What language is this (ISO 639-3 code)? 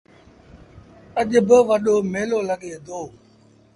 sbn